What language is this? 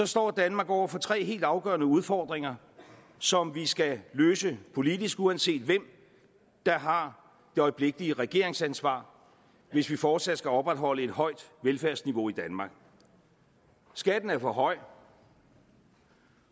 Danish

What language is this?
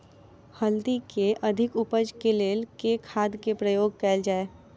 Maithili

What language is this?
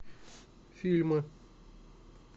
Russian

